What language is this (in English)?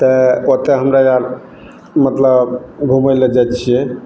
Maithili